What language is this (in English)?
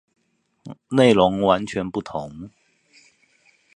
Chinese